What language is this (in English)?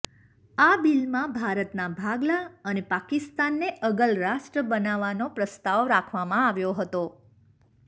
Gujarati